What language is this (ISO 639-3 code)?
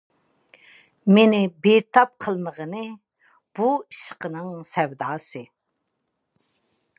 uig